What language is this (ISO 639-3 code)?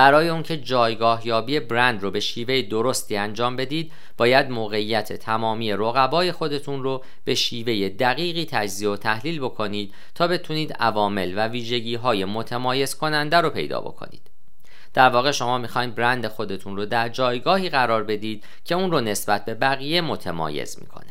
fas